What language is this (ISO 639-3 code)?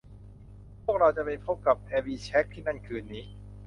tha